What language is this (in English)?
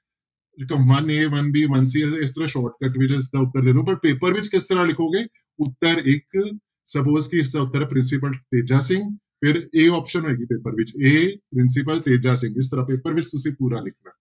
Punjabi